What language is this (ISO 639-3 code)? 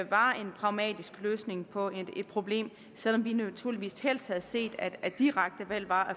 dan